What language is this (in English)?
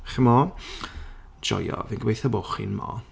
Welsh